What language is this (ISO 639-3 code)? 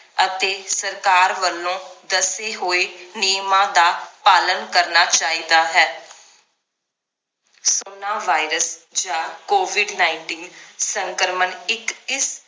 pan